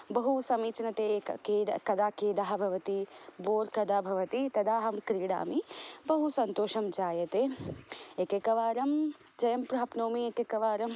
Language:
Sanskrit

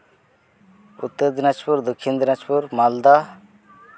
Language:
Santali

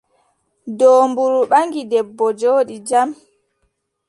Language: Adamawa Fulfulde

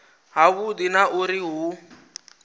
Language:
Venda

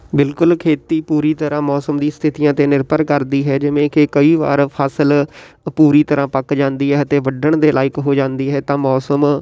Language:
Punjabi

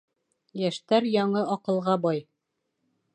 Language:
Bashkir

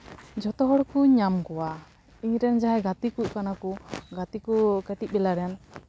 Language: Santali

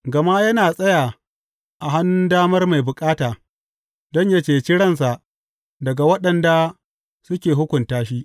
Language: Hausa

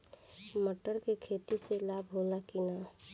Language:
Bhojpuri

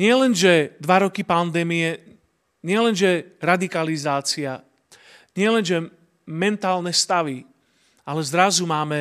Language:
Slovak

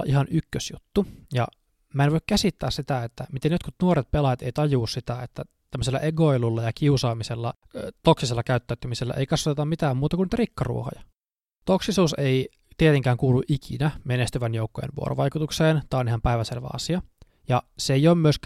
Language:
Finnish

